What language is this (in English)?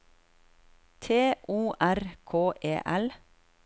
Norwegian